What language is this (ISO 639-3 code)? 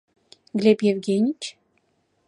chm